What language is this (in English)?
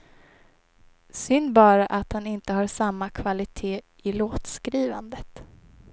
Swedish